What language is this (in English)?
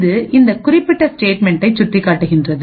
Tamil